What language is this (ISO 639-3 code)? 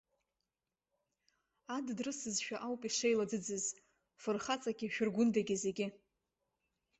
abk